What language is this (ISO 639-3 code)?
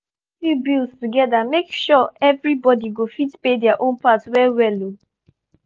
pcm